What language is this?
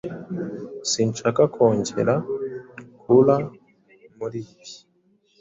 Kinyarwanda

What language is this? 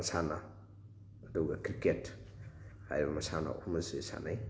Manipuri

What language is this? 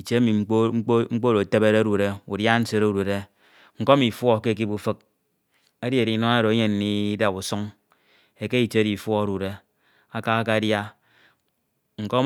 Ito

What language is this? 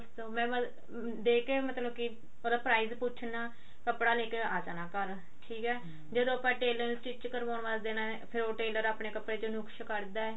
Punjabi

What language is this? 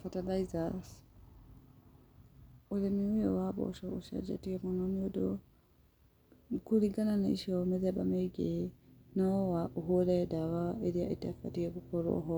Kikuyu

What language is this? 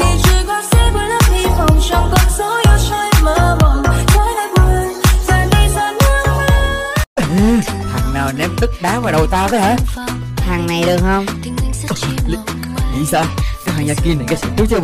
Vietnamese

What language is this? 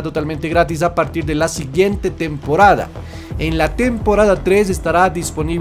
Spanish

